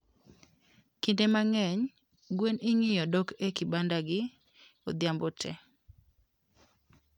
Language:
Luo (Kenya and Tanzania)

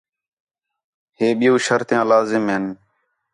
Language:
Khetrani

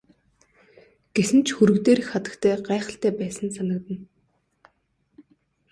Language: Mongolian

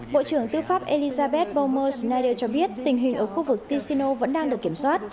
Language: Vietnamese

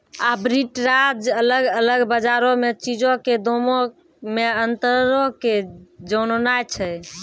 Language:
Maithili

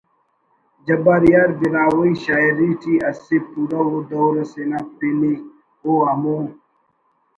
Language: Brahui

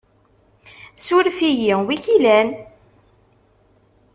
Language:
Kabyle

